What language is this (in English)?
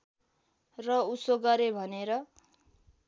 Nepali